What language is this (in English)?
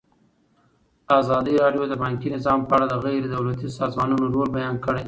Pashto